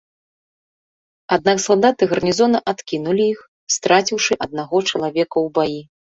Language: Belarusian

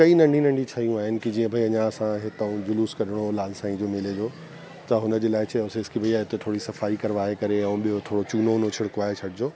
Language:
Sindhi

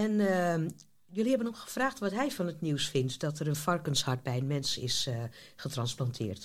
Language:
Dutch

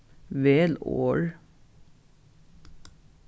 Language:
Faroese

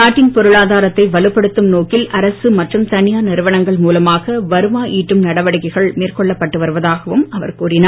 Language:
Tamil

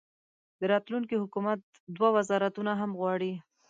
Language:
Pashto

